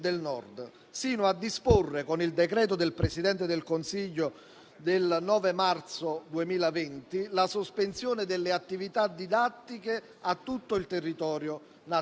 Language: Italian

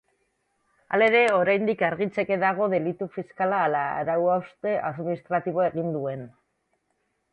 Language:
Basque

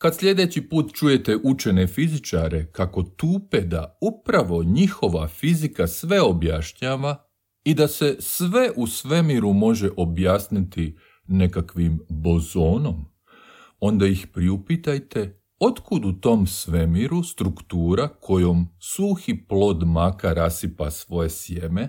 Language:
Croatian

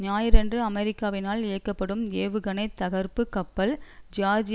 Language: Tamil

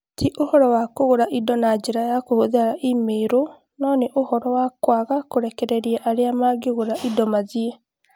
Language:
Kikuyu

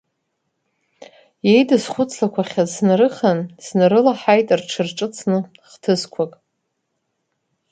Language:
Abkhazian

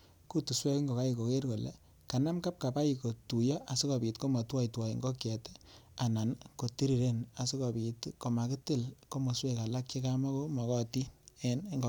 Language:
Kalenjin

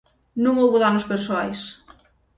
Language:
Galician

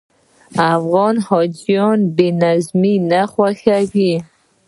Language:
Pashto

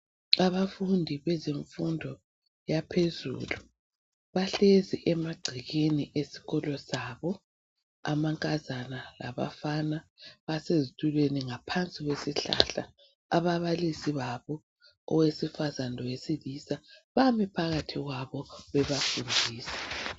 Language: North Ndebele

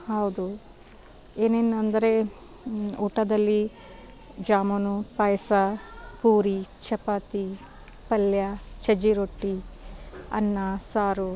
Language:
Kannada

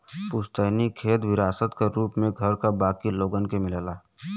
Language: Bhojpuri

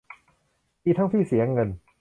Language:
Thai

